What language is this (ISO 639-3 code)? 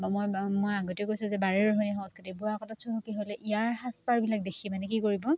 asm